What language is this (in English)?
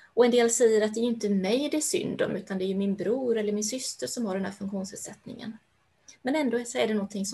Swedish